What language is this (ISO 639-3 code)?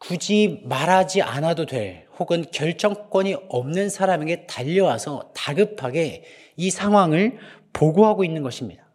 kor